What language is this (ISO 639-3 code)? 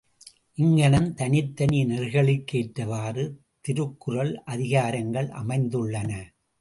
tam